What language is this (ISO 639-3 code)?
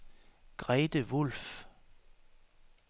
dan